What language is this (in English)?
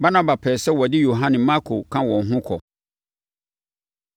Akan